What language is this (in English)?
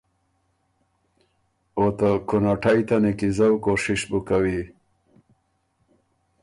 Ormuri